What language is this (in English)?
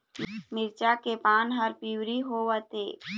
Chhattisgarhi